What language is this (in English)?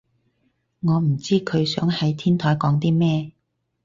Cantonese